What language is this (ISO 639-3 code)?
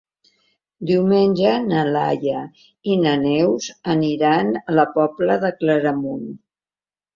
cat